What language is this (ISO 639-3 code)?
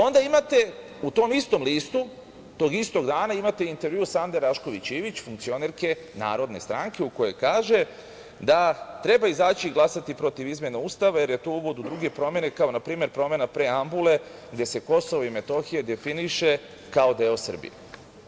srp